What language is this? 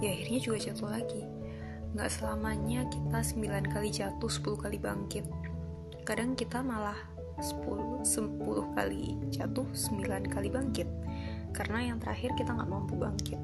Indonesian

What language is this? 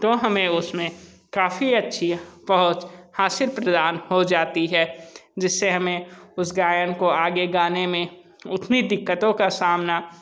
Hindi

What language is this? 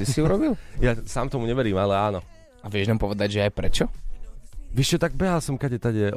Slovak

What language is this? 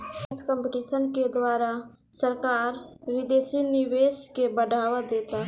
Bhojpuri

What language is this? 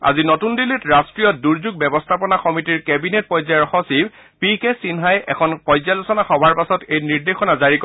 Assamese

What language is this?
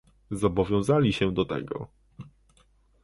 Polish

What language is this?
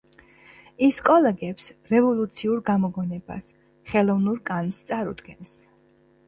Georgian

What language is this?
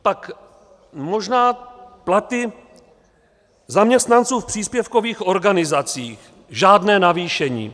Czech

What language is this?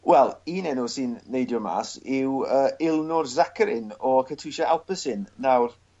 Welsh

